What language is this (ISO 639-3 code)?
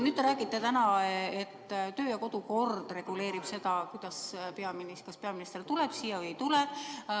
est